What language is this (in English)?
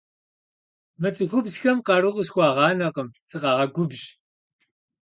Kabardian